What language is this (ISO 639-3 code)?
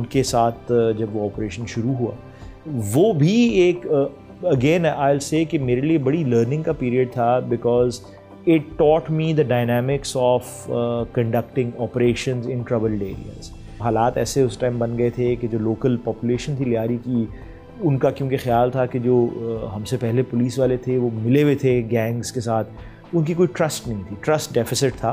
urd